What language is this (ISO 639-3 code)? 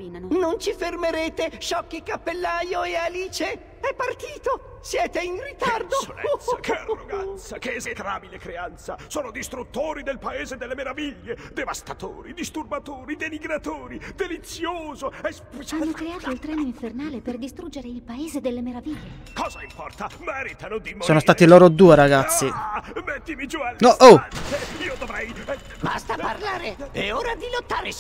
ita